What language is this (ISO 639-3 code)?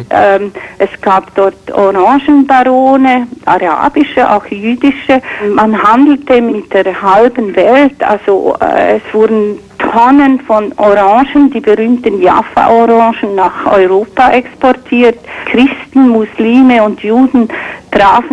deu